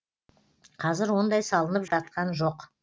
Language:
Kazakh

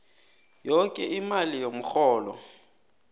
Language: South Ndebele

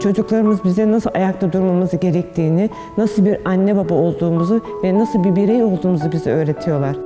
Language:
Turkish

